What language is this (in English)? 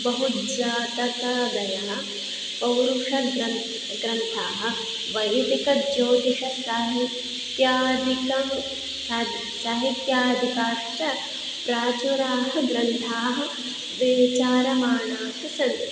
Sanskrit